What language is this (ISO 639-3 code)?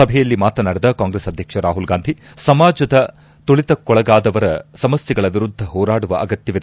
kan